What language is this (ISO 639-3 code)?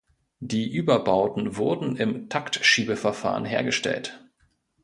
deu